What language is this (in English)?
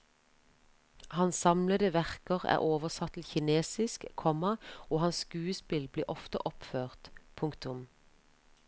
Norwegian